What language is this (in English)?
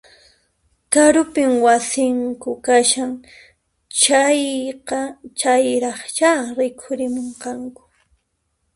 Puno Quechua